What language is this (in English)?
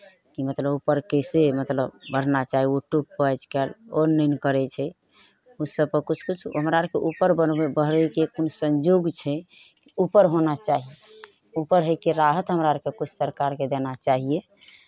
Maithili